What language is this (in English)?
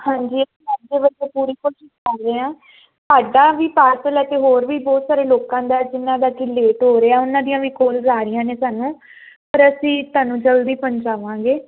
Punjabi